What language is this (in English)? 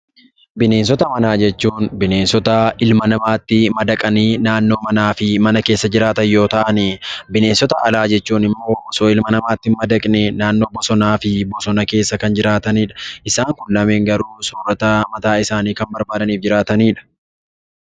Oromo